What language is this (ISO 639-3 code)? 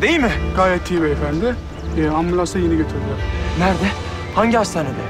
tur